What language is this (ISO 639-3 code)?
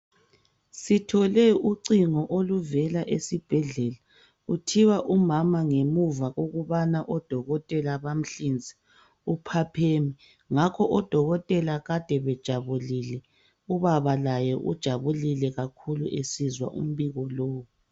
nde